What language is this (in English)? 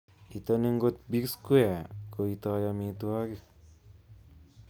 Kalenjin